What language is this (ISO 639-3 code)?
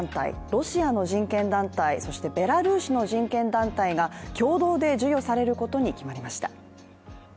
jpn